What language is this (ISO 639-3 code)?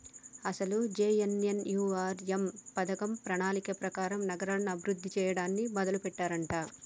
tel